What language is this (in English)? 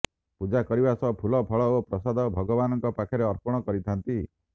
Odia